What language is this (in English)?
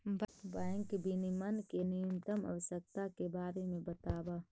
Magahi